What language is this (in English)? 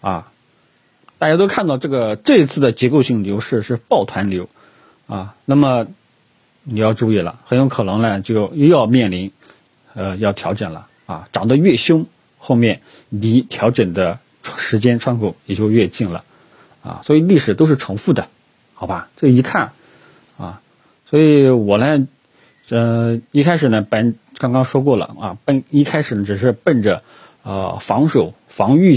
Chinese